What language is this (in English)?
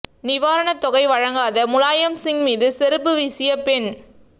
Tamil